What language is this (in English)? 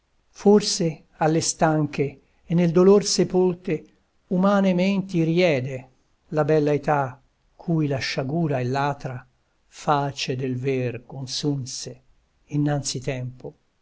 Italian